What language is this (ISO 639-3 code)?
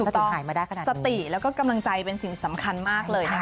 tha